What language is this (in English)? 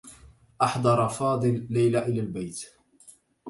Arabic